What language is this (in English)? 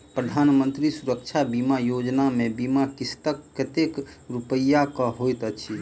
Maithili